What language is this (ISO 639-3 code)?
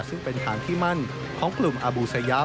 tha